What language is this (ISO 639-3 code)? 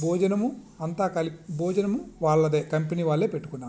tel